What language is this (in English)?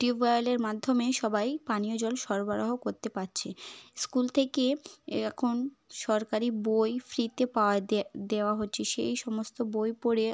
Bangla